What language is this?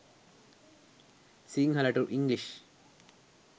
Sinhala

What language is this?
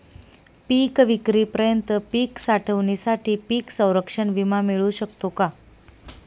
Marathi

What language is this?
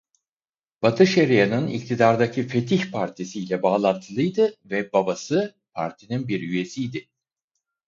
Turkish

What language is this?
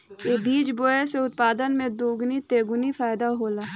Bhojpuri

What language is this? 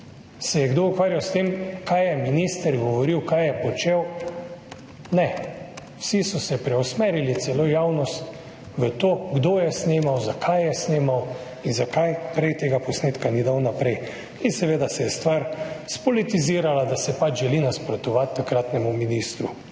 Slovenian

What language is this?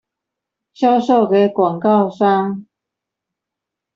Chinese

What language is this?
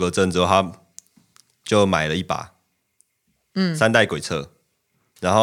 Chinese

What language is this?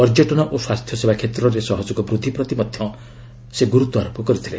Odia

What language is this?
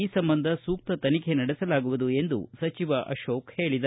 Kannada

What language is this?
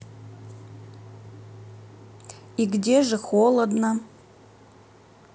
Russian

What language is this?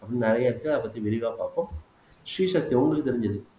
Tamil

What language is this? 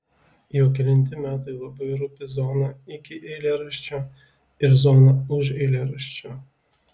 Lithuanian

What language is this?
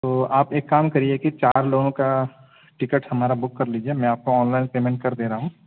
Urdu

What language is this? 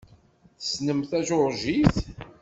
Kabyle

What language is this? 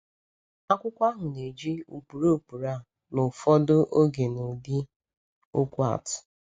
Igbo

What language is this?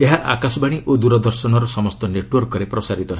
Odia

